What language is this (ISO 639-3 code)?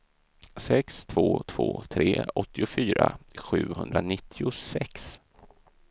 swe